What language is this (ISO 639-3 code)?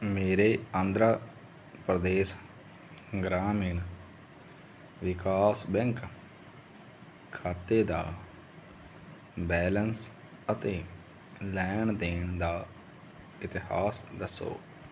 pan